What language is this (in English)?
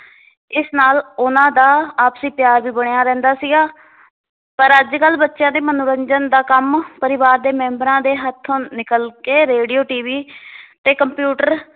Punjabi